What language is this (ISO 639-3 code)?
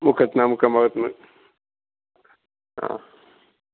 mal